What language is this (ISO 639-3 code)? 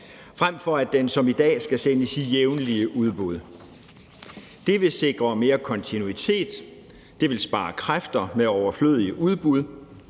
dan